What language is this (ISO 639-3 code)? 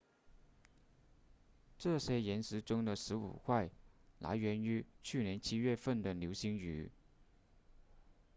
zho